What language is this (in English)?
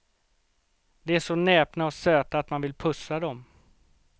Swedish